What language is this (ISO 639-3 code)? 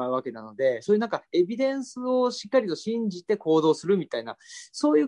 jpn